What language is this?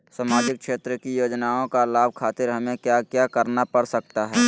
Magahi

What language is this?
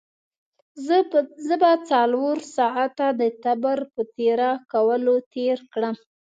Pashto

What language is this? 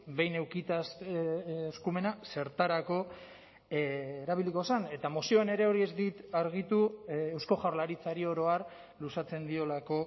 Basque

